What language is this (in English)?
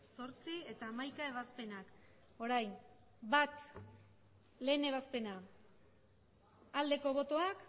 Basque